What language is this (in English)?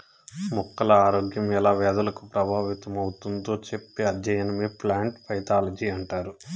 Telugu